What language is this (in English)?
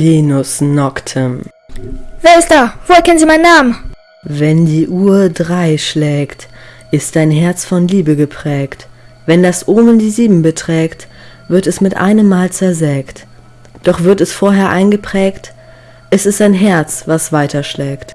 German